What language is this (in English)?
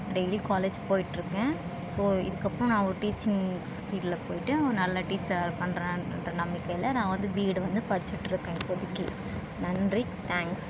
Tamil